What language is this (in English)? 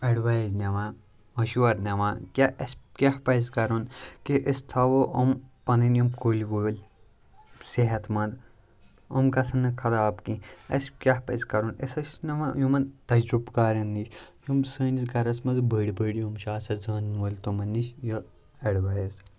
Kashmiri